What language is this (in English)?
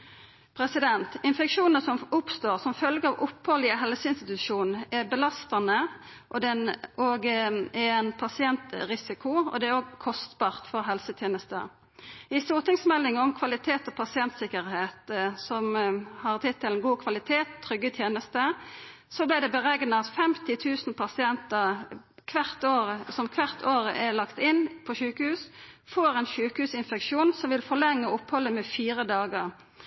Norwegian Nynorsk